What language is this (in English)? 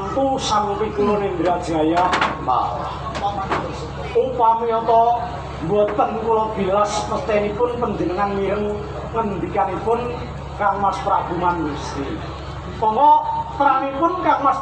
Indonesian